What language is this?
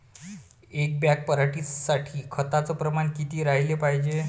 Marathi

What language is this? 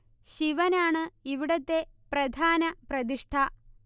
Malayalam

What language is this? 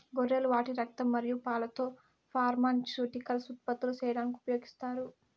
Telugu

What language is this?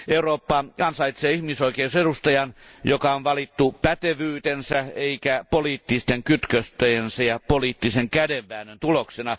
Finnish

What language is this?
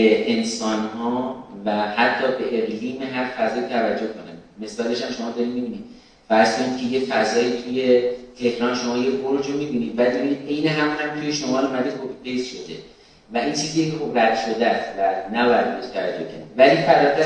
Persian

